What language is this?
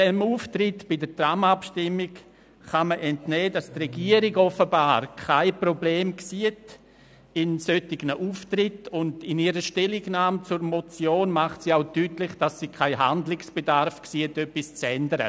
Swiss German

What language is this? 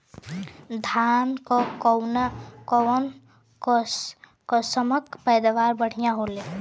Bhojpuri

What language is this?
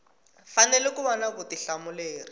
Tsonga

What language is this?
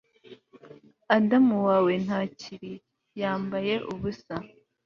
Kinyarwanda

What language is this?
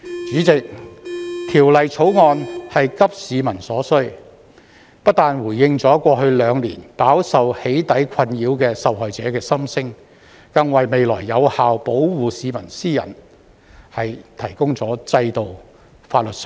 Cantonese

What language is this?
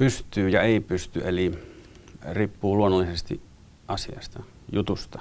Finnish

